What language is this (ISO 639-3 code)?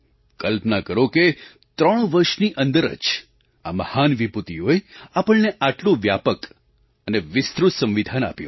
guj